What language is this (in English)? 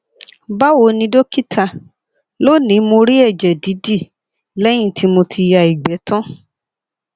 Yoruba